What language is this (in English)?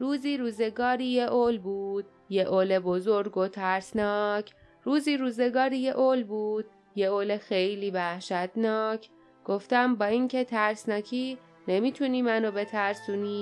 Persian